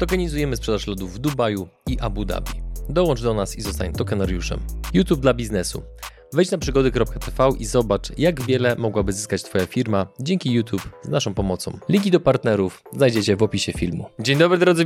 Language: Polish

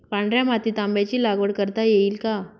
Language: Marathi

